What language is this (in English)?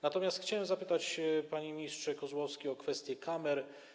Polish